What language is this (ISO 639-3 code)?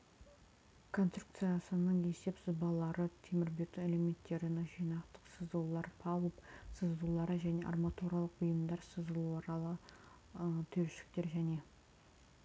kaz